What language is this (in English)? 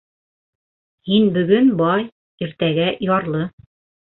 Bashkir